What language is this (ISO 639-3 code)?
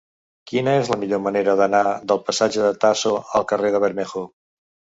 cat